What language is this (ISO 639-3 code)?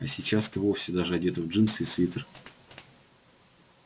rus